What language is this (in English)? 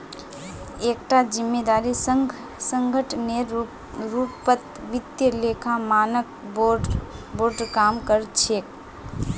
Magahi